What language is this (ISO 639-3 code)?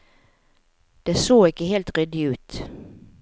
nor